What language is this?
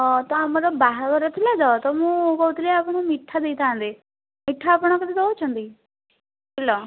Odia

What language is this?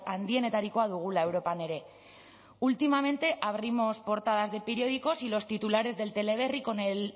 Spanish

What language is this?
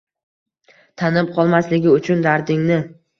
Uzbek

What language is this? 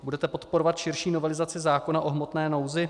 Czech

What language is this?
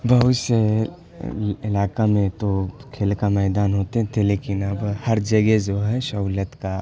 Urdu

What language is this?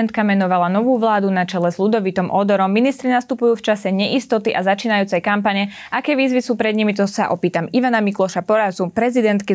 Slovak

